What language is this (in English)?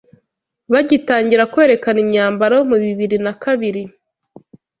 Kinyarwanda